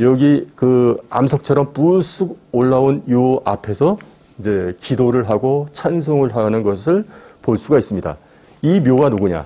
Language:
Korean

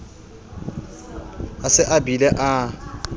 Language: Southern Sotho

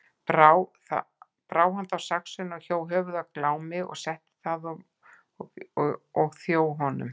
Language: Icelandic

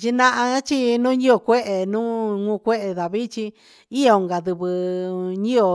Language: Huitepec Mixtec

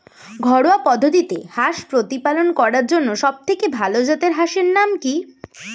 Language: Bangla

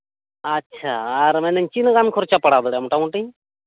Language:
Santali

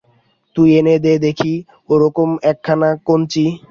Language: Bangla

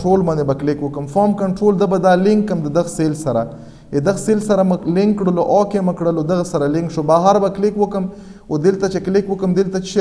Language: Romanian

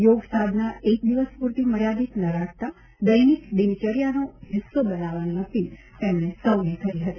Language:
Gujarati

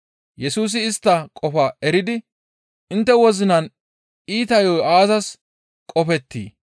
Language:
Gamo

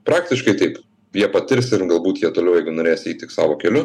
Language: Lithuanian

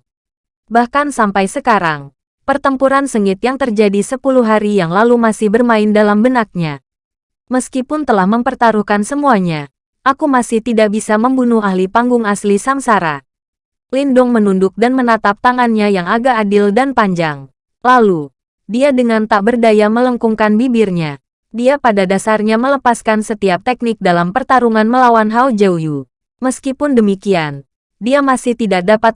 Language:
Indonesian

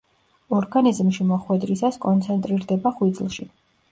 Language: Georgian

